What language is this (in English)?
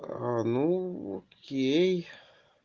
Russian